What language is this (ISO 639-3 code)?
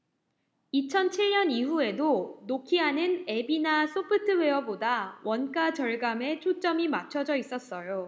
kor